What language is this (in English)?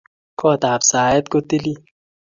Kalenjin